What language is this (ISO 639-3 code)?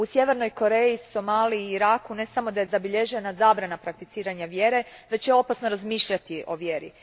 hrv